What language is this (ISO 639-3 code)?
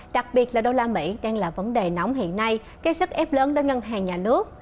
vie